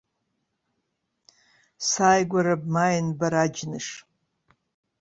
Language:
Abkhazian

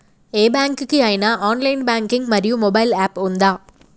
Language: Telugu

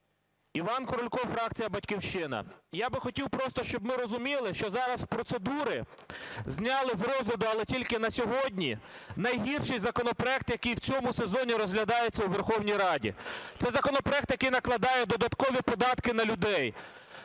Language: Ukrainian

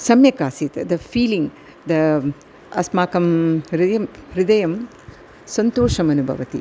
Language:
Sanskrit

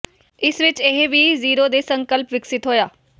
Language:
Punjabi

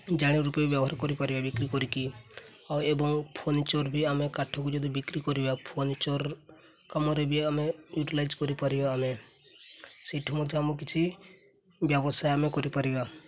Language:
Odia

